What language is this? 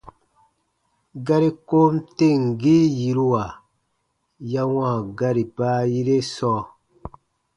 Baatonum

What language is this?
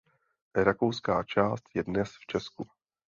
Czech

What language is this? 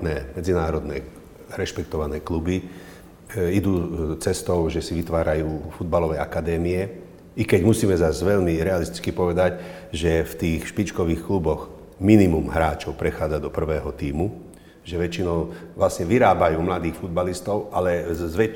Slovak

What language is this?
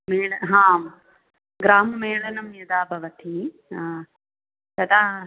Sanskrit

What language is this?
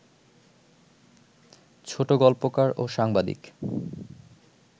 Bangla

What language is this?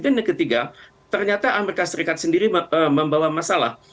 Indonesian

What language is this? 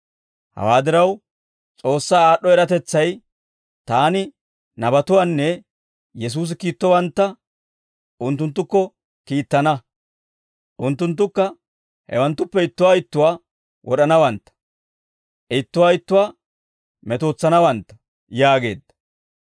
Dawro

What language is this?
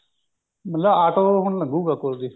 Punjabi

